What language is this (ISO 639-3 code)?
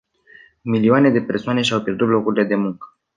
ron